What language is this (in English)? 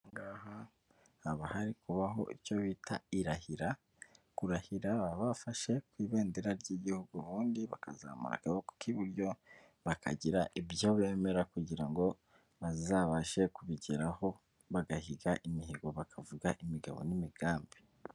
Kinyarwanda